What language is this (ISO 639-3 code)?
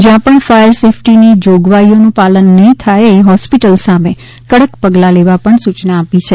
guj